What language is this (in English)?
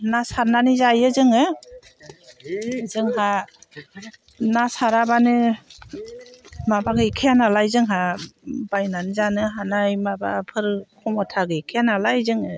Bodo